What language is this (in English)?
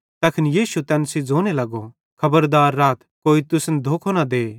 Bhadrawahi